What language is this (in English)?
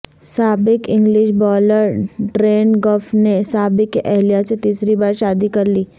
Urdu